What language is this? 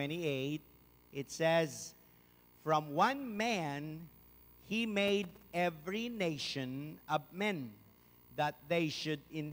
Filipino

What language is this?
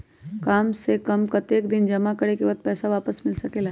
Magahi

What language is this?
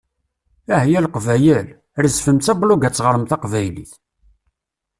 Kabyle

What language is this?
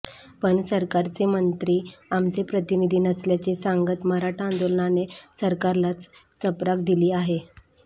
Marathi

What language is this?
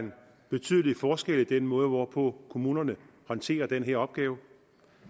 Danish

